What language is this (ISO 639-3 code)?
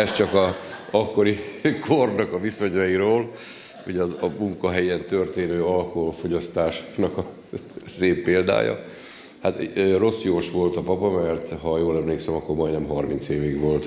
hun